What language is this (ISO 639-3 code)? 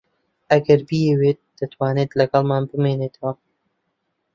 ckb